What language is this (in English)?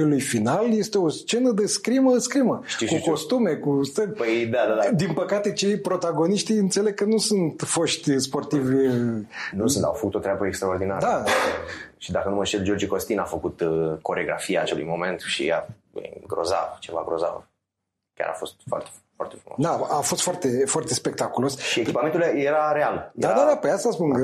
Romanian